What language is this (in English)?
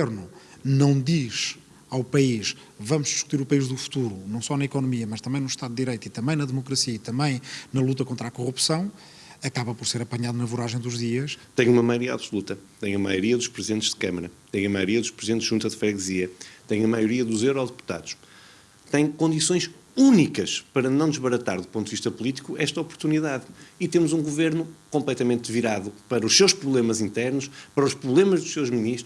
Portuguese